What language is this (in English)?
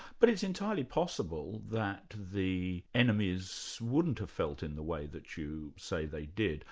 English